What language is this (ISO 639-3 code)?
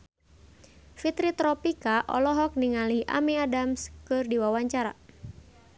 sun